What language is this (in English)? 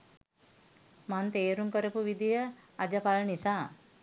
Sinhala